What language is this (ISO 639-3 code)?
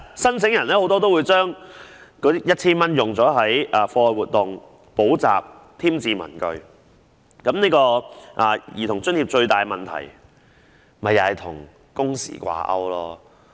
yue